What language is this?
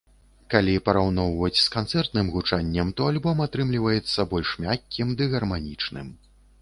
Belarusian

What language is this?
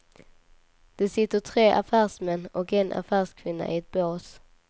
Swedish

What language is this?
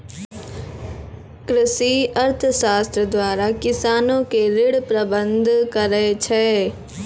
Maithili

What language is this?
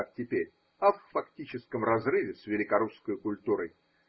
Russian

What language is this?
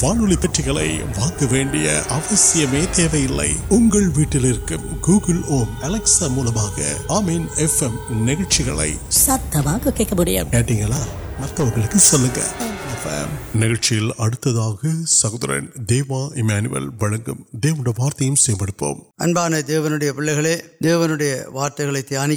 Urdu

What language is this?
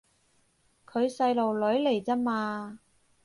Cantonese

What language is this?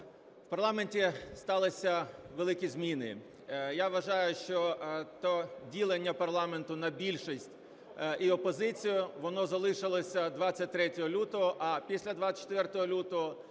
Ukrainian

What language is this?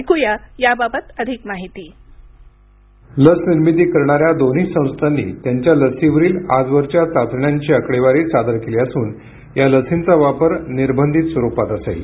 Marathi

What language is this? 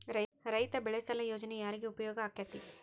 Kannada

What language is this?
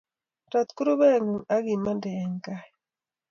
Kalenjin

